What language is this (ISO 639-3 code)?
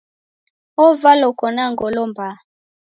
dav